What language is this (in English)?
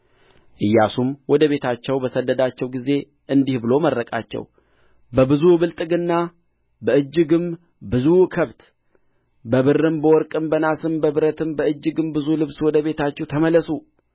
Amharic